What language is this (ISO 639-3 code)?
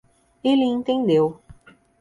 por